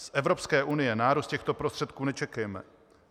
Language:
Czech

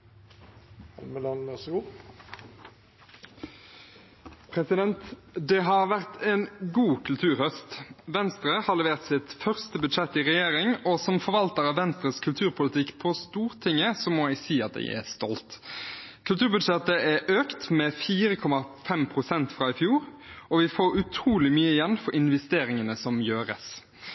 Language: Norwegian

